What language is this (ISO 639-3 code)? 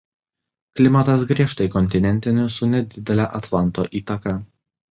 lit